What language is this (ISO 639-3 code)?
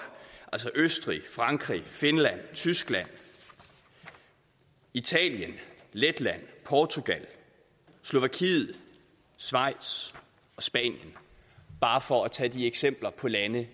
dan